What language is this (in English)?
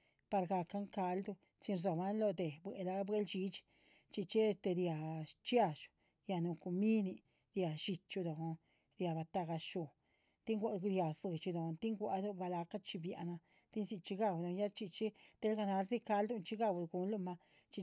Chichicapan Zapotec